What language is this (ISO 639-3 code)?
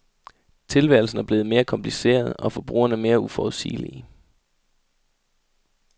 dan